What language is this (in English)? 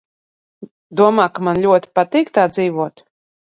Latvian